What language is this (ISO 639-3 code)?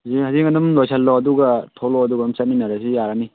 mni